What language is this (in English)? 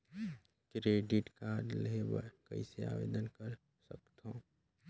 Chhattisgarhi